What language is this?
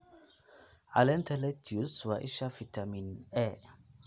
Somali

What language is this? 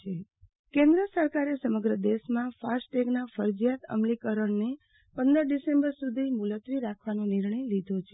Gujarati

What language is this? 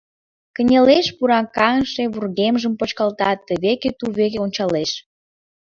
Mari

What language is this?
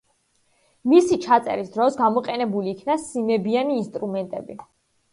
Georgian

